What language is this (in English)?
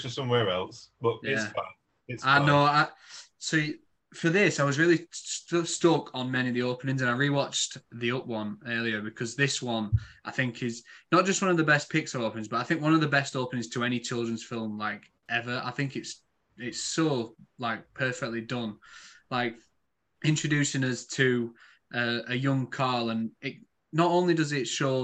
English